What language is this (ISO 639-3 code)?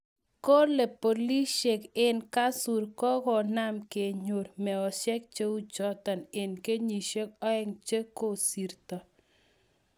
kln